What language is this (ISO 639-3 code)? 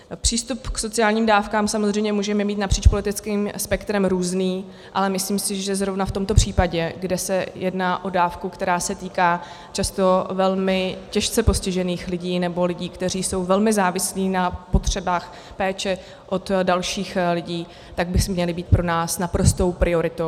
ces